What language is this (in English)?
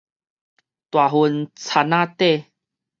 Min Nan Chinese